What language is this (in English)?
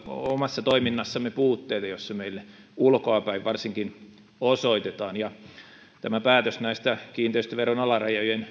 Finnish